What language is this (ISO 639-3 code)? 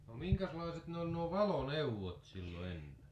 fin